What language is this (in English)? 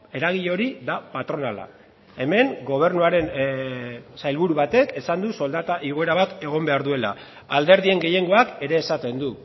Basque